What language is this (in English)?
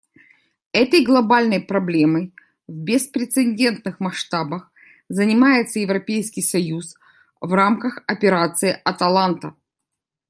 Russian